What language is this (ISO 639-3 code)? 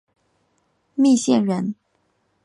zho